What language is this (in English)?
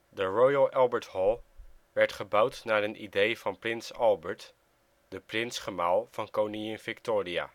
Dutch